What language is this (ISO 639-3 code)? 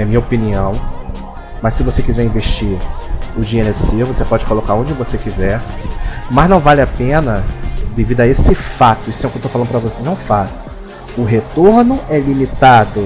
por